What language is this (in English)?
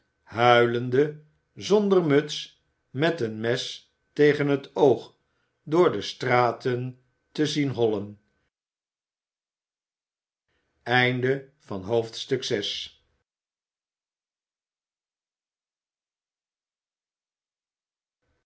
Dutch